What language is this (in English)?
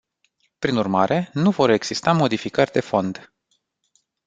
Romanian